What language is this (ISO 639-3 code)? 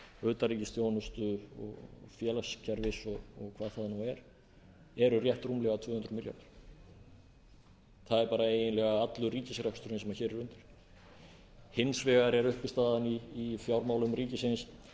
isl